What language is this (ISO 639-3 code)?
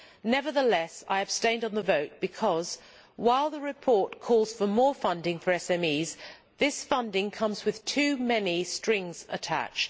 eng